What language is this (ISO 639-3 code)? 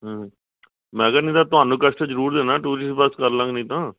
pan